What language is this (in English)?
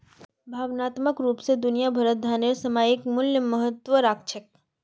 Magahi